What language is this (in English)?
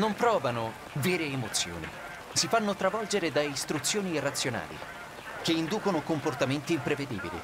Italian